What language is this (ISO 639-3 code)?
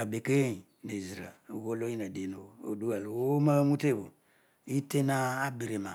odu